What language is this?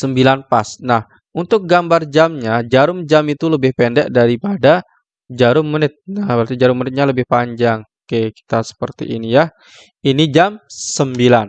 Indonesian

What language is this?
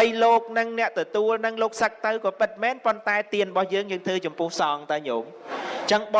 Vietnamese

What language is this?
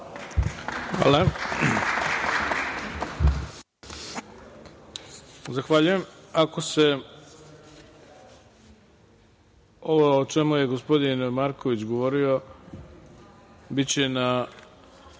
Serbian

